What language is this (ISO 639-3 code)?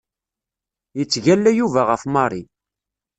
kab